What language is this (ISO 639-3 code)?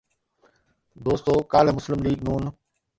snd